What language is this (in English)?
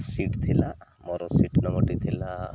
Odia